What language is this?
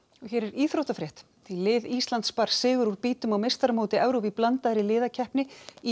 Icelandic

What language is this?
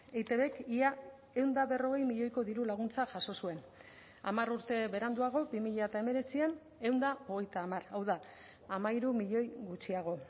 Basque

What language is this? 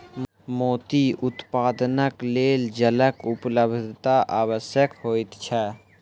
Maithili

